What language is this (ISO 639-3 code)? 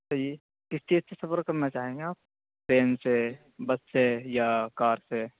urd